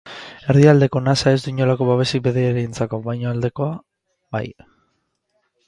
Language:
Basque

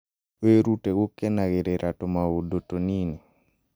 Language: Kikuyu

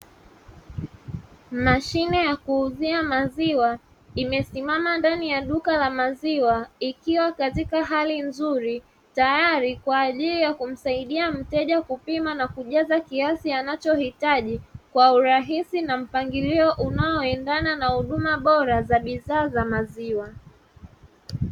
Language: Swahili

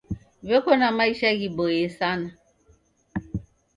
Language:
Taita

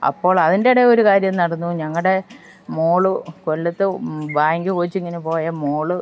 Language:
Malayalam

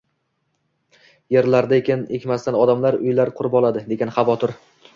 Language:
Uzbek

